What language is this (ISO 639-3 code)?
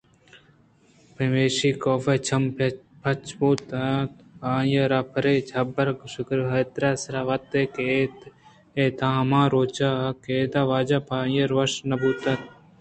bgp